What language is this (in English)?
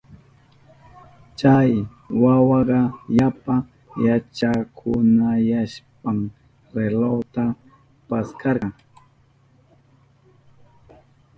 Southern Pastaza Quechua